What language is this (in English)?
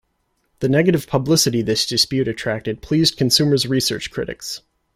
English